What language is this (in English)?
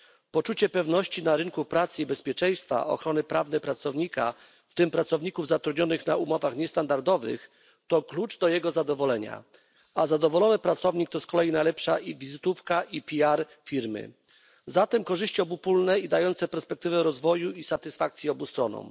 Polish